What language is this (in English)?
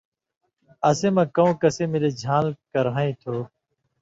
Indus Kohistani